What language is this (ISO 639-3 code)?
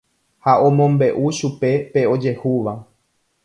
grn